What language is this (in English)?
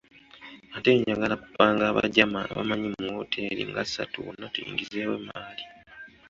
Ganda